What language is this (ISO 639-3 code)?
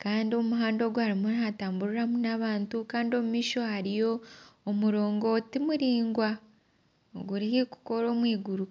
nyn